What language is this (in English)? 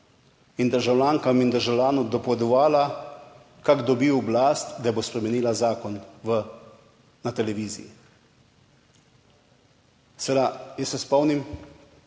Slovenian